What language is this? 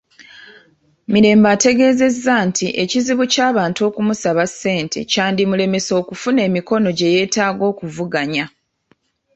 Ganda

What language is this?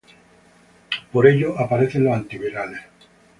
Spanish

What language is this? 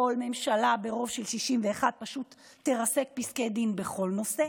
Hebrew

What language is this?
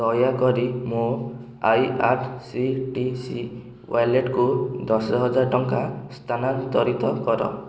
Odia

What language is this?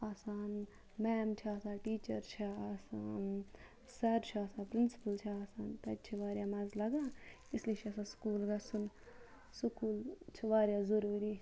Kashmiri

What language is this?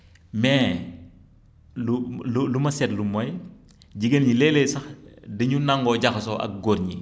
Wolof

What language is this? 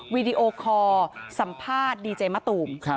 Thai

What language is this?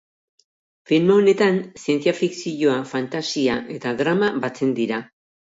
Basque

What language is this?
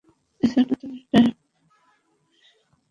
Bangla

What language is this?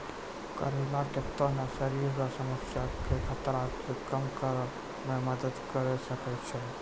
Maithili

